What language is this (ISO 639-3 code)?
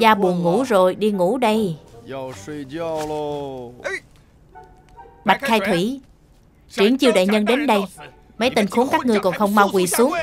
vie